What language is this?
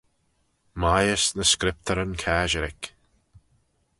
Manx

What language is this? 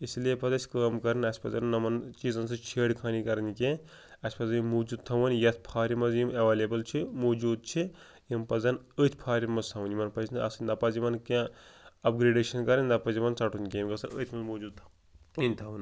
Kashmiri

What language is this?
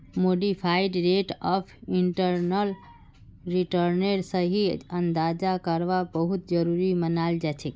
Magahi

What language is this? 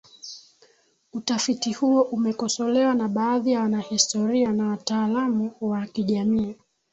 Swahili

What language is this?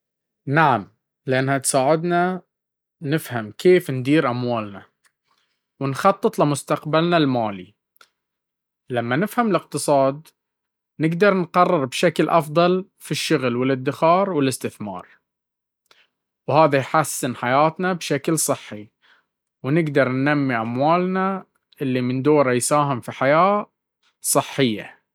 Baharna Arabic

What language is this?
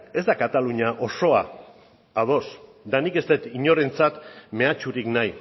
Basque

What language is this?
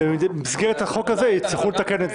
Hebrew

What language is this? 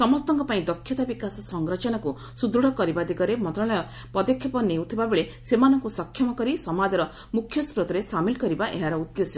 Odia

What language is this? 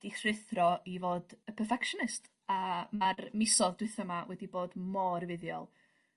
Welsh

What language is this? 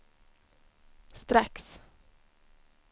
Swedish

